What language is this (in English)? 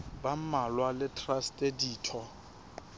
Southern Sotho